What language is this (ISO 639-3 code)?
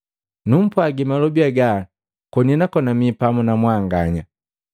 mgv